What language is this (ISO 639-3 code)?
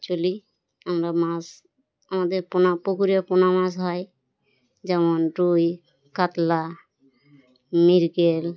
ben